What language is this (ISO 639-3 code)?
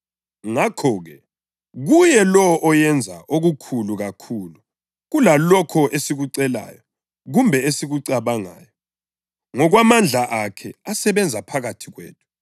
nde